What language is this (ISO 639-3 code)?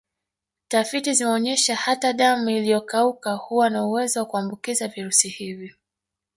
swa